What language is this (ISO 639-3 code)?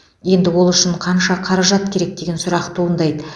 kaz